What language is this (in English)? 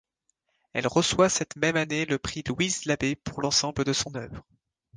French